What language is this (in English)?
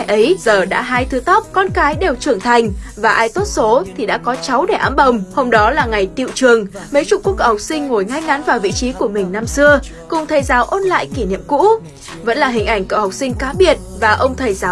Vietnamese